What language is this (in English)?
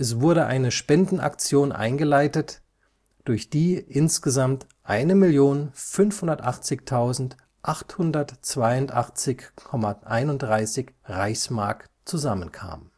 German